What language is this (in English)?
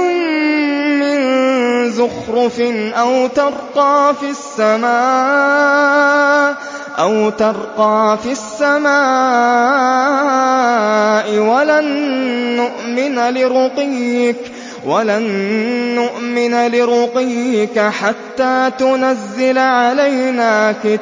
Arabic